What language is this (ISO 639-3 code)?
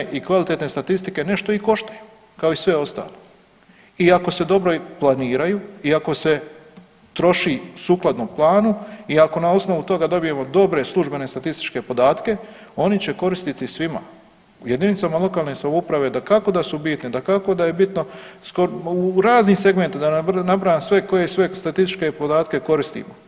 hrv